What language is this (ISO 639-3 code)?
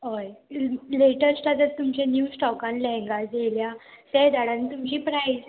kok